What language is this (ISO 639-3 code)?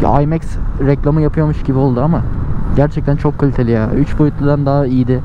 tur